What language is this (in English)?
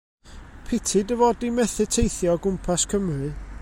Welsh